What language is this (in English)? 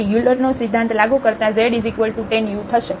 Gujarati